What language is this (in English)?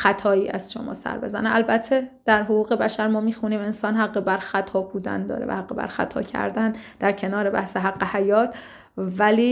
Persian